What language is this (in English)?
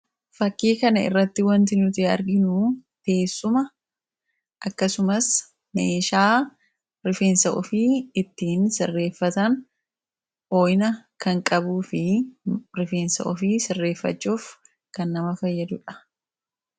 Oromo